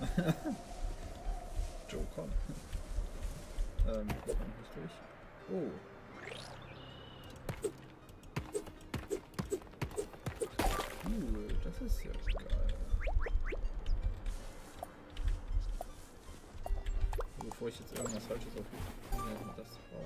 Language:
German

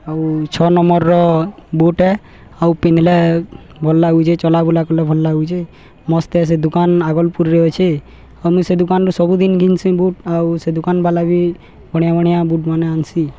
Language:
Odia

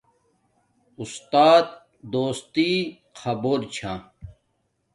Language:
Domaaki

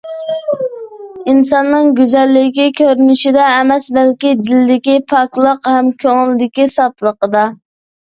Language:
Uyghur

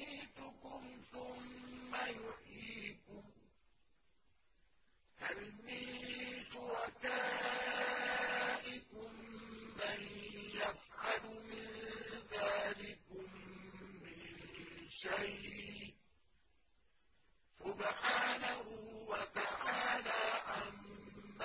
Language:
Arabic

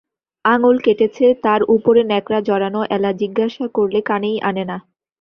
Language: Bangla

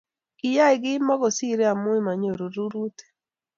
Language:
Kalenjin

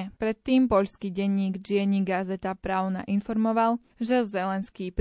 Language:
Slovak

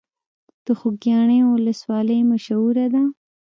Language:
Pashto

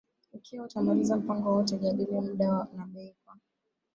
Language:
Swahili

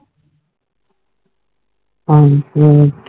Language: Punjabi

